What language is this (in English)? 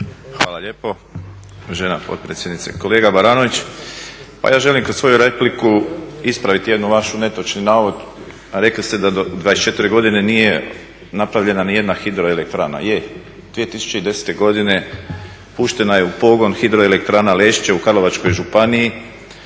Croatian